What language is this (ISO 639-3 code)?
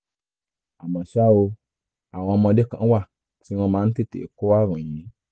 yor